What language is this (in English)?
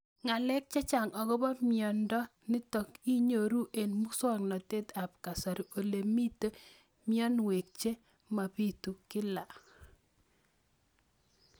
Kalenjin